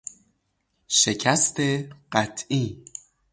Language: Persian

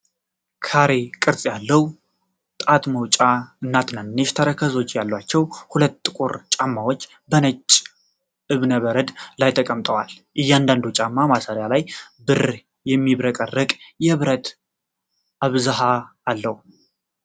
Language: Amharic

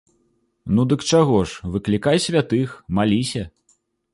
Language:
Belarusian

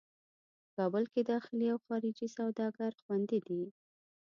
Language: Pashto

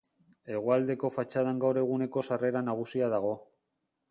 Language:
Basque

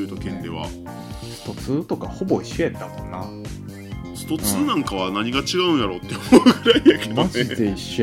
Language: Japanese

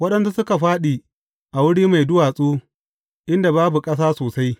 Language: Hausa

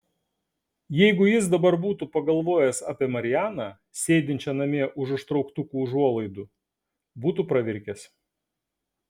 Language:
Lithuanian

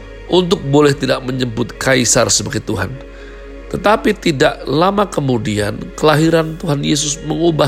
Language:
Indonesian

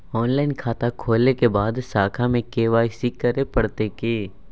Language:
Maithili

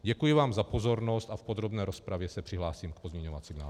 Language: Czech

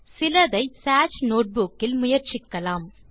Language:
Tamil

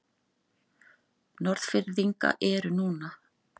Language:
Icelandic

